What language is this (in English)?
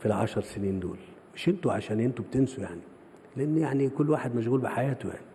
Arabic